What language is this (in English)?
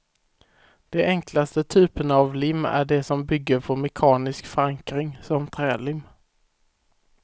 Swedish